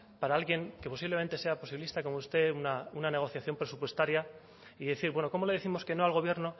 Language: Spanish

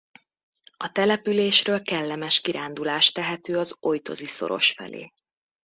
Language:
Hungarian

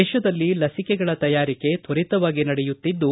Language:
Kannada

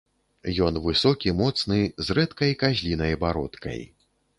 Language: Belarusian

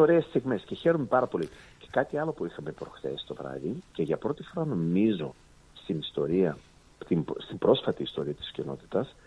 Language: Greek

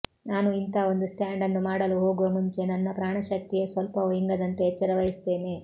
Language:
Kannada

